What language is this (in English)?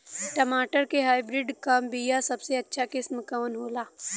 Bhojpuri